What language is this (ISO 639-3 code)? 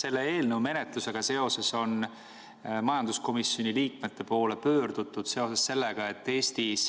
est